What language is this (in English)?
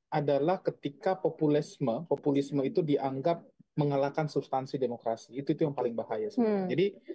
Indonesian